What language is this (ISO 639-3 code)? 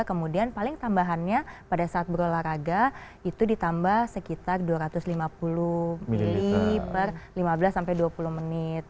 ind